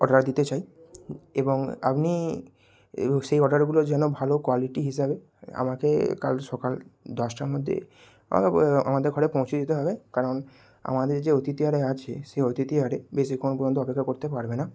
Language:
Bangla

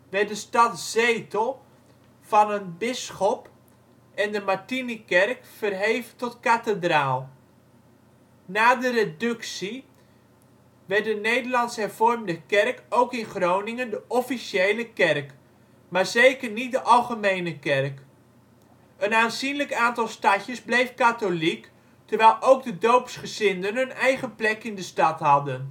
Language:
Dutch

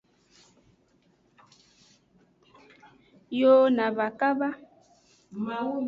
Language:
Aja (Benin)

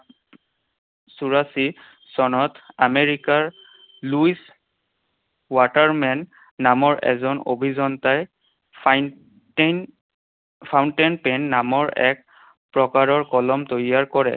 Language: Assamese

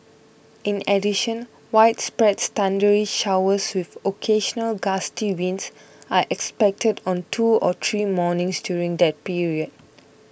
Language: English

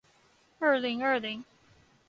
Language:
Chinese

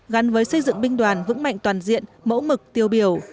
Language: Vietnamese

